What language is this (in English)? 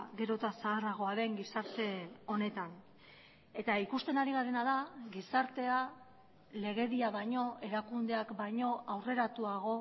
Basque